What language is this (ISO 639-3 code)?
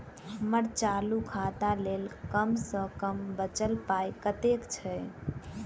mai